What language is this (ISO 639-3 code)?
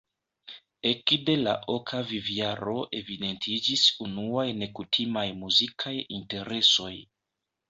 epo